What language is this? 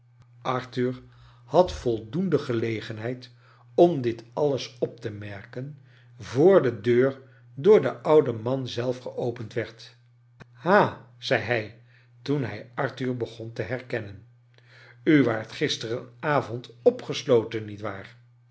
Dutch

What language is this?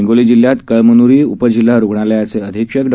Marathi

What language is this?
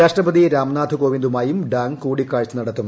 Malayalam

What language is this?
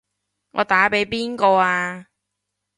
Cantonese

